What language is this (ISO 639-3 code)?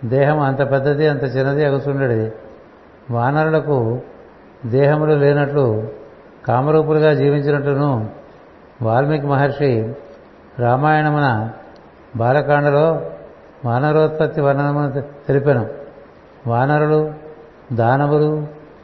tel